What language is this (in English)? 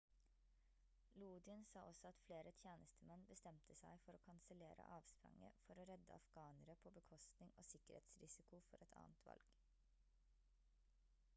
Norwegian Bokmål